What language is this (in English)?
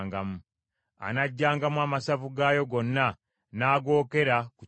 Ganda